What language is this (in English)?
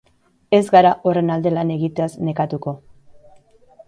Basque